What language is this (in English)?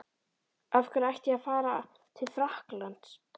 Icelandic